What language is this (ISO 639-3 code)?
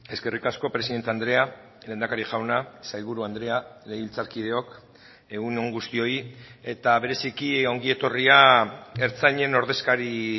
eus